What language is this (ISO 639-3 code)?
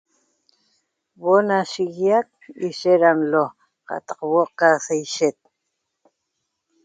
tob